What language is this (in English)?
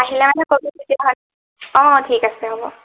Assamese